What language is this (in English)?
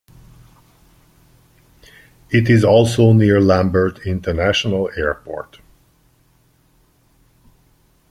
English